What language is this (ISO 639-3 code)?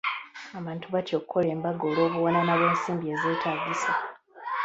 lug